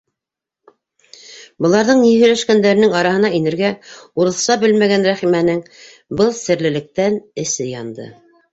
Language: Bashkir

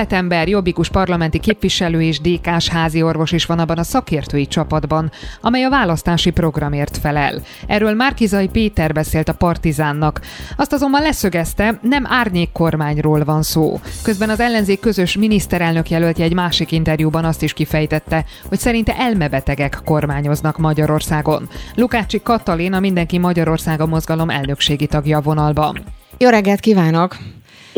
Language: Hungarian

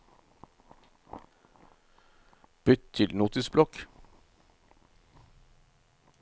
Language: Norwegian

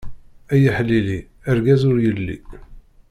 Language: Kabyle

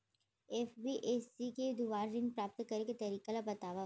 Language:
Chhattisgarhi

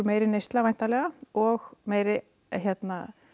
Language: Icelandic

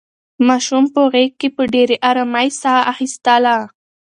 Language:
Pashto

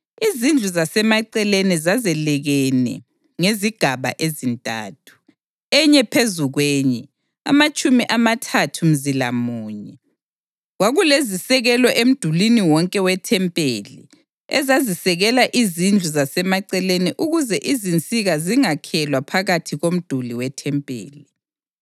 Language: North Ndebele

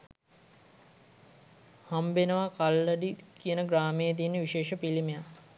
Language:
Sinhala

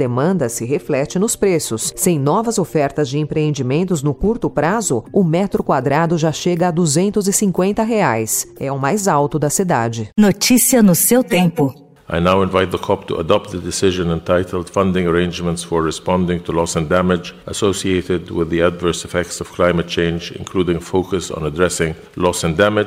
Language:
Portuguese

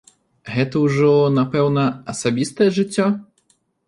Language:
Belarusian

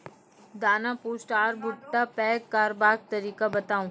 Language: Maithili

